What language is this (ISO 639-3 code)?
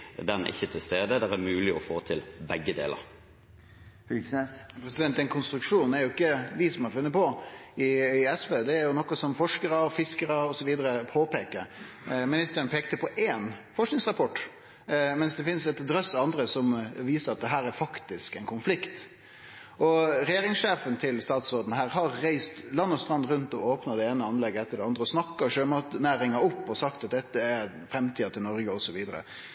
nor